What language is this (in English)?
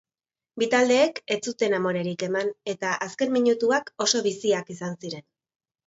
Basque